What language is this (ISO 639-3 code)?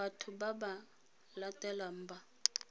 tsn